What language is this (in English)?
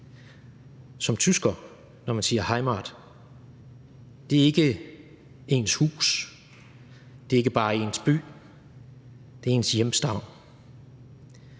Danish